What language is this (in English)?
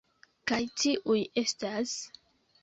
Esperanto